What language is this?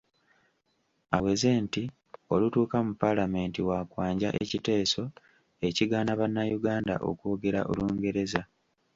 Ganda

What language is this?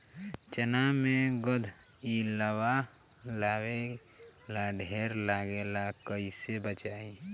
Bhojpuri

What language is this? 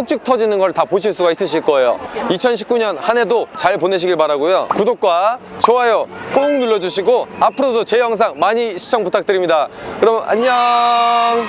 Korean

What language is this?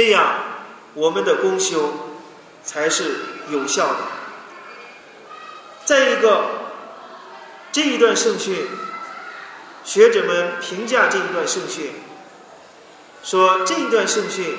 Chinese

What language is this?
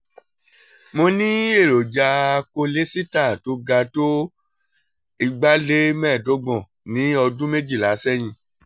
Yoruba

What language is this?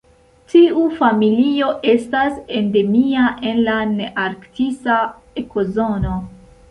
Esperanto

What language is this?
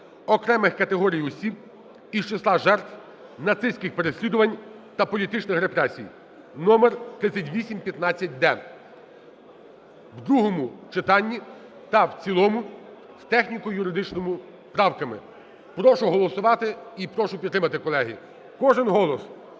Ukrainian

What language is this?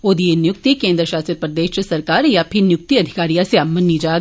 Dogri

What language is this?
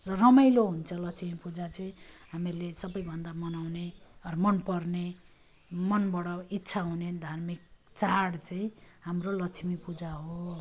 Nepali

